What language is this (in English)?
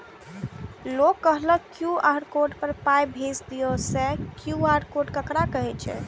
Maithili